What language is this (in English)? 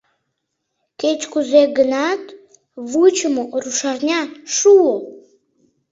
Mari